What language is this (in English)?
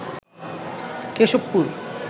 Bangla